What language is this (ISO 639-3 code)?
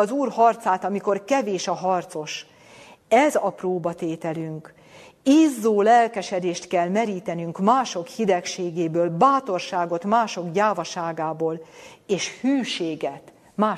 hun